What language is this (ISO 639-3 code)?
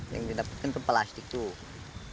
ind